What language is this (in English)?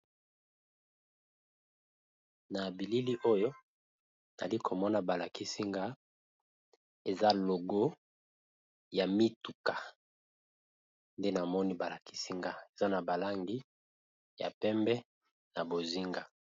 Lingala